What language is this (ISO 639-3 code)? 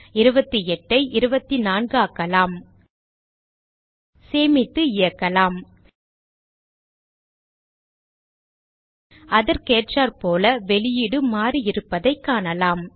tam